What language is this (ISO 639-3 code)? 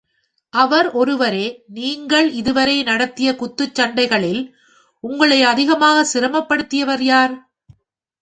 tam